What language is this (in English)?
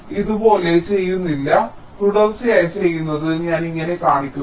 Malayalam